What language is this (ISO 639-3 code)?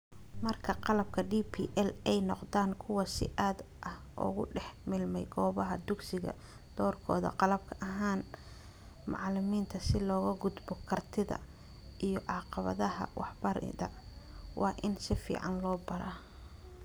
som